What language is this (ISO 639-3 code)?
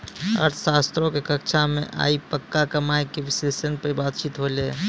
mai